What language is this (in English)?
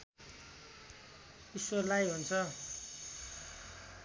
Nepali